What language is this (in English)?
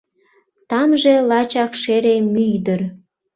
Mari